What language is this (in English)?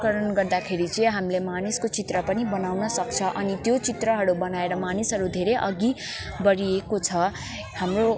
Nepali